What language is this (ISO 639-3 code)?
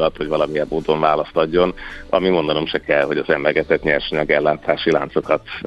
hun